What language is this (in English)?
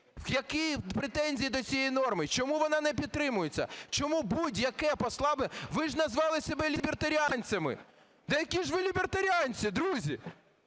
Ukrainian